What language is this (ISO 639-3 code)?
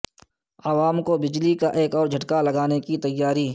urd